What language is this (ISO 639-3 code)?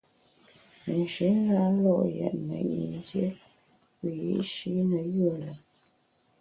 bax